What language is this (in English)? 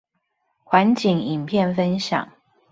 Chinese